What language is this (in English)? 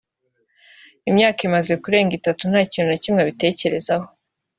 Kinyarwanda